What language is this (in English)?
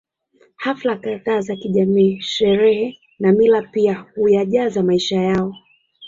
Swahili